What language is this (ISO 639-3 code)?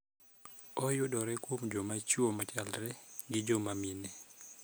luo